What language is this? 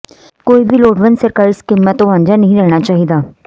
Punjabi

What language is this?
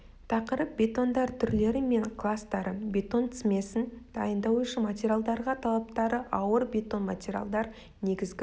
Kazakh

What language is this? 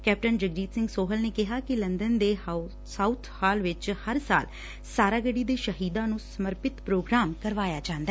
Punjabi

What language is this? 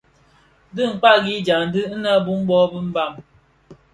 Bafia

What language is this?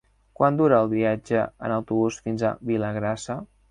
Catalan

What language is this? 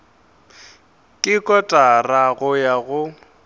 Northern Sotho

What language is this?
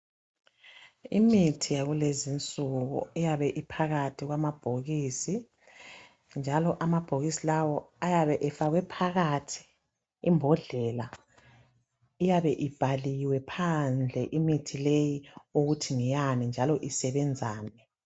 North Ndebele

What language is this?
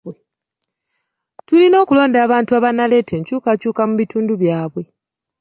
Ganda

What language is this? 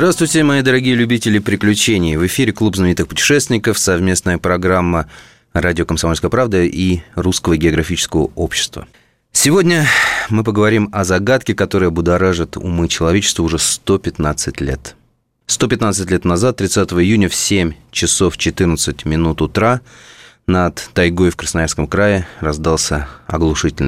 Russian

